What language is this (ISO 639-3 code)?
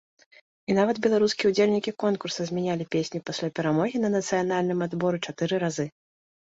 bel